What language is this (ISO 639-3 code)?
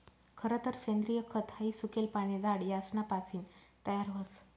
mar